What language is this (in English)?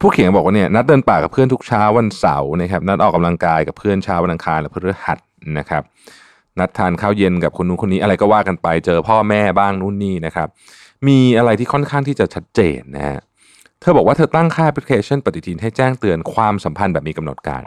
Thai